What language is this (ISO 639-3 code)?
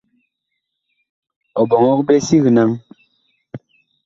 bkh